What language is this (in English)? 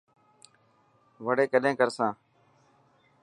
Dhatki